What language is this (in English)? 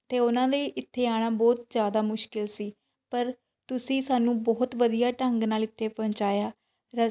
Punjabi